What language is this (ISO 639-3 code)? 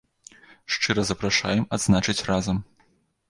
bel